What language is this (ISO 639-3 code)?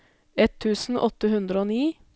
nor